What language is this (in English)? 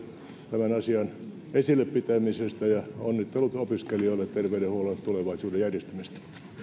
Finnish